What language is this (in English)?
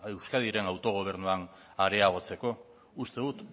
Basque